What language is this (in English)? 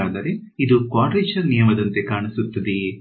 Kannada